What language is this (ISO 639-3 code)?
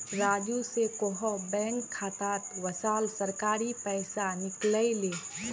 mag